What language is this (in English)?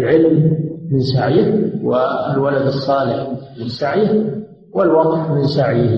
Arabic